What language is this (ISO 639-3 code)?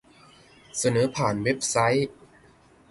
tha